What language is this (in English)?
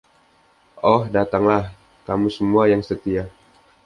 Indonesian